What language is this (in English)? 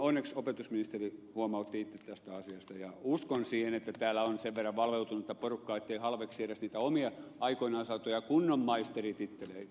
Finnish